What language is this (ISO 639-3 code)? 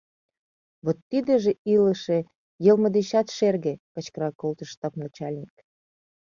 chm